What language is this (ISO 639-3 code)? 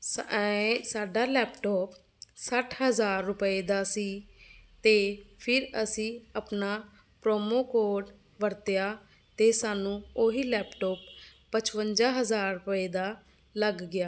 pan